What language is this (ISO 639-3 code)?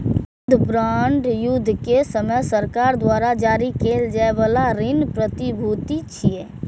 mai